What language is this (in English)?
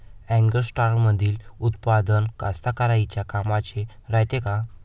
Marathi